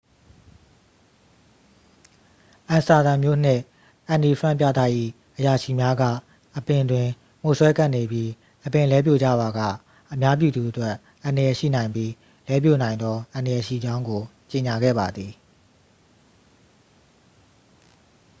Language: Burmese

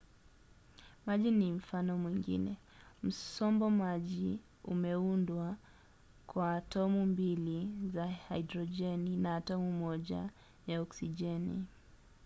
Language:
Swahili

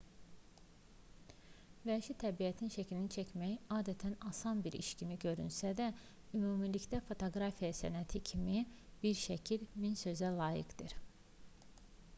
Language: Azerbaijani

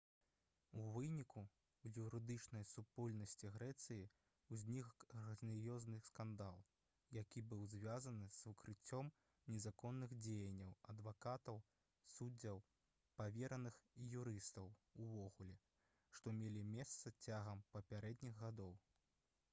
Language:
Belarusian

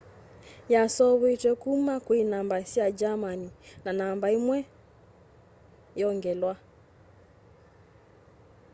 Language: Kamba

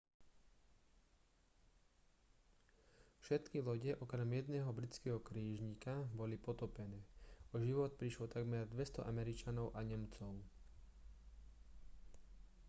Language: Slovak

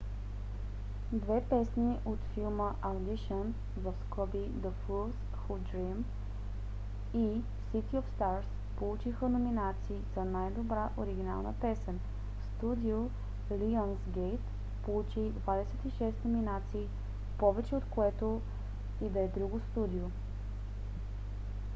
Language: Bulgarian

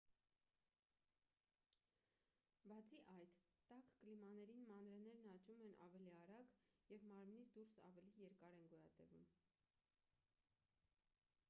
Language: Armenian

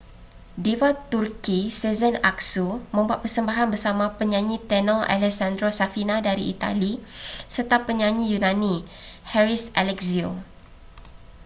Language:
Malay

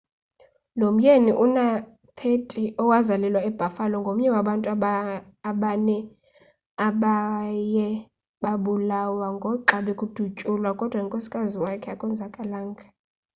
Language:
Xhosa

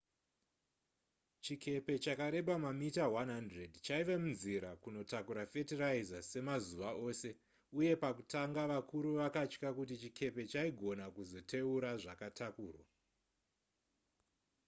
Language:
Shona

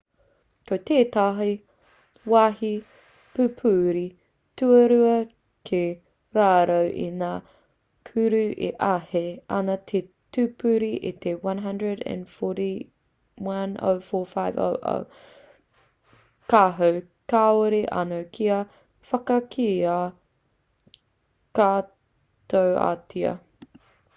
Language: Māori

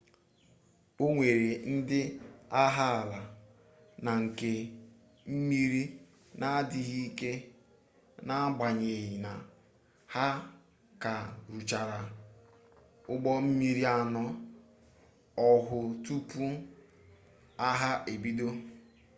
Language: Igbo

